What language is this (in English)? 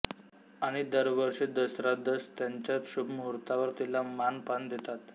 Marathi